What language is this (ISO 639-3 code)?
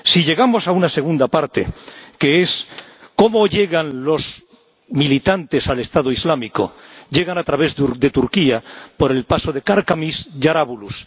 spa